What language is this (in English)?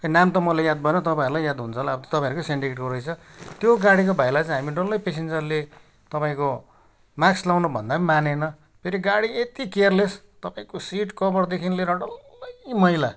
Nepali